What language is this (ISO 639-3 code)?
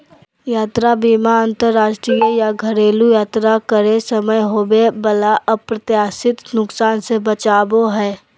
mag